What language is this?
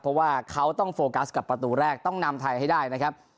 Thai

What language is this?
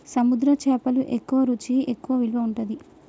Telugu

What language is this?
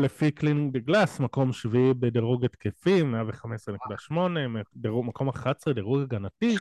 Hebrew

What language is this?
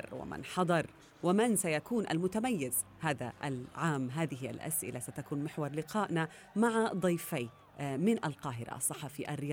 Arabic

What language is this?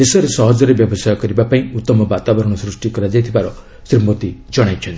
Odia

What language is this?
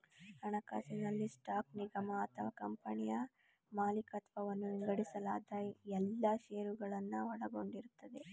Kannada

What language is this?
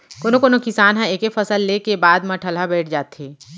Chhattisgarhi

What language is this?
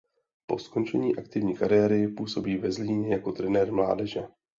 Czech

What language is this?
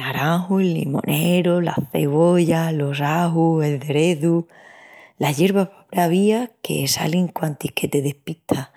Extremaduran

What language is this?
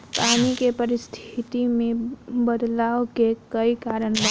Bhojpuri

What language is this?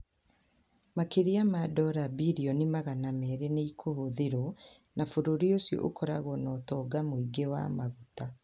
Kikuyu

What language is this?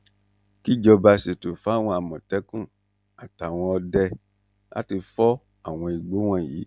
Yoruba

